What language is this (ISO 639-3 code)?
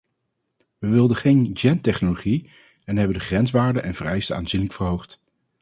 nld